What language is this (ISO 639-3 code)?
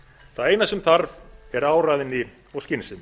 isl